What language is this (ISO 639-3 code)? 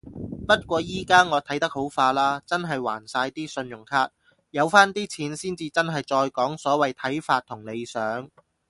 yue